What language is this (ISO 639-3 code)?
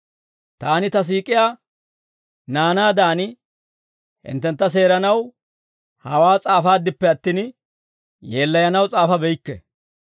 dwr